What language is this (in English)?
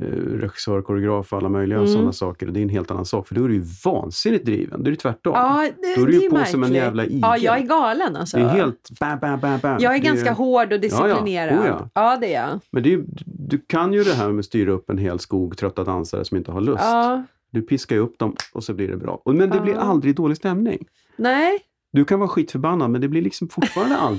Swedish